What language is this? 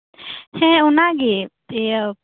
Santali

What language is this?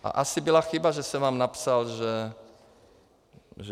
Czech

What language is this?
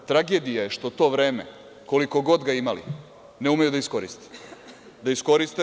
Serbian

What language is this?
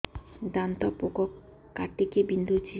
Odia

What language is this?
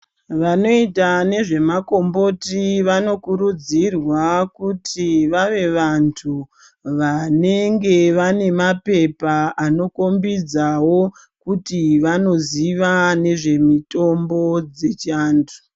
Ndau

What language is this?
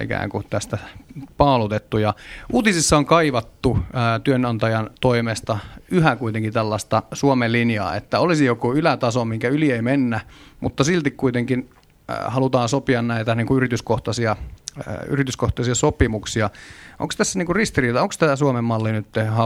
Finnish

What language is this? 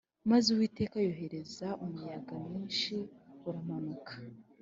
Kinyarwanda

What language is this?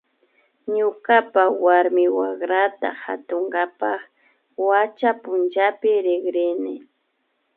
Imbabura Highland Quichua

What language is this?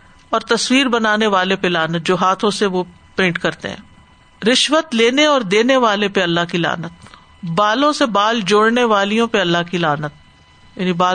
Urdu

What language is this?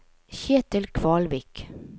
Norwegian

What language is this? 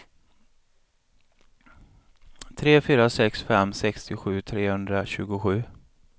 Swedish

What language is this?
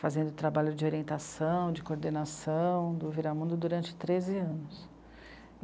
Portuguese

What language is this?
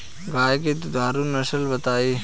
Bhojpuri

